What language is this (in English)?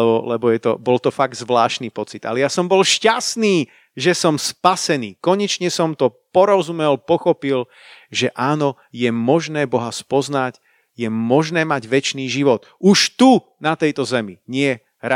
Slovak